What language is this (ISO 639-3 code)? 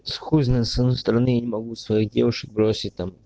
rus